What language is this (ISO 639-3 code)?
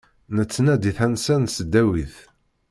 kab